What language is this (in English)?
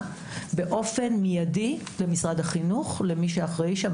Hebrew